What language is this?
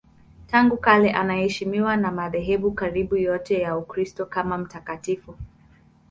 Swahili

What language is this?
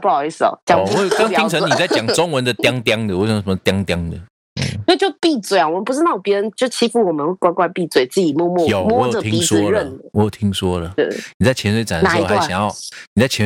Chinese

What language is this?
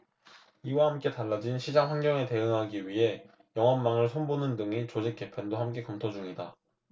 Korean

